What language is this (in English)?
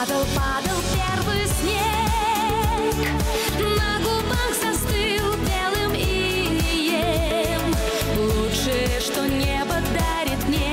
Russian